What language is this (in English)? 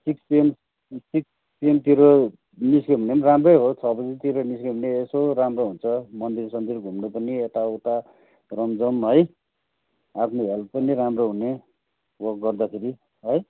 Nepali